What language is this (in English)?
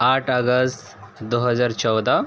Urdu